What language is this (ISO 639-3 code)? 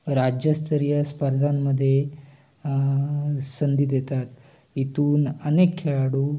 mar